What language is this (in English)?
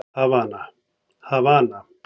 Icelandic